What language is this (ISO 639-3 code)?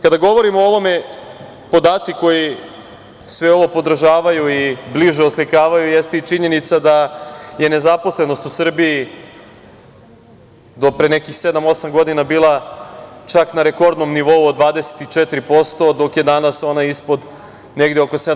srp